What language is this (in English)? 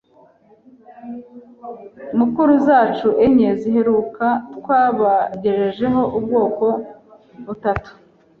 Kinyarwanda